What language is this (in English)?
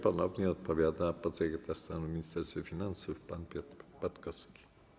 Polish